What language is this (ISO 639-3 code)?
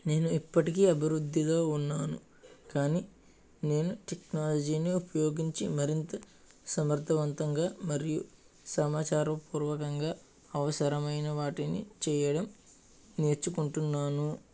tel